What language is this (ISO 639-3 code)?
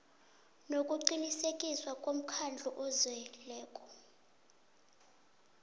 nbl